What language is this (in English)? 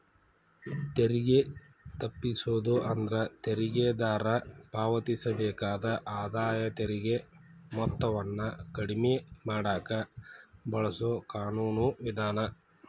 Kannada